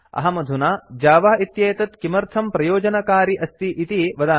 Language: Sanskrit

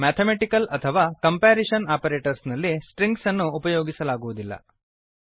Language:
Kannada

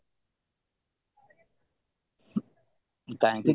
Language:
Odia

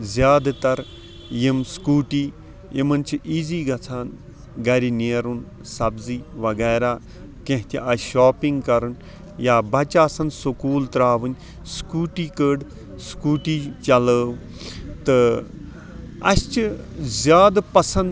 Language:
Kashmiri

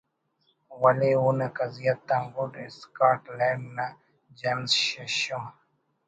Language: Brahui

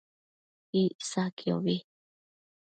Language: Matsés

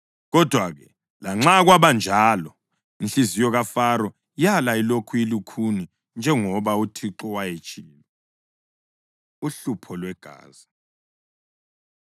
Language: North Ndebele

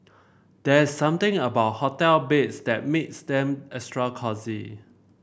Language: English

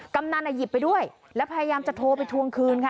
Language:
Thai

